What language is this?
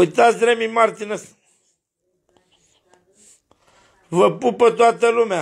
Romanian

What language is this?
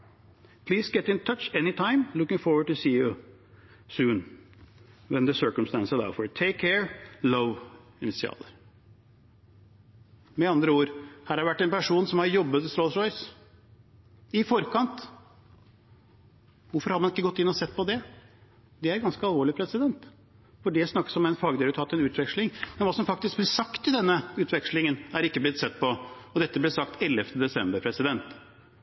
Norwegian Bokmål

